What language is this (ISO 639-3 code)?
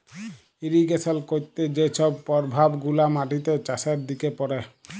ben